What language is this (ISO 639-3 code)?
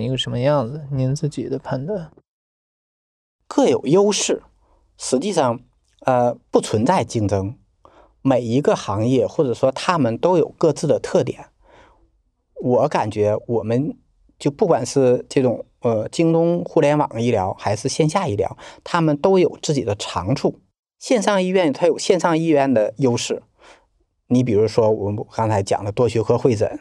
zho